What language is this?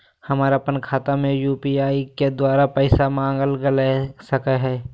Magahi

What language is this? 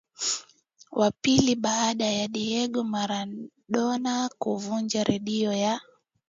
Swahili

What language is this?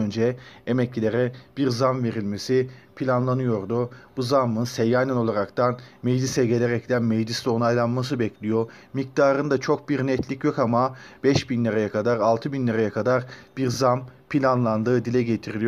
Turkish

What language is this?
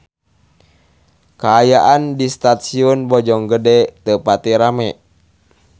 Sundanese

